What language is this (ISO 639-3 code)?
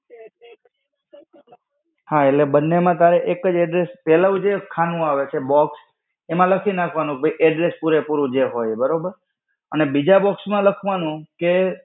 guj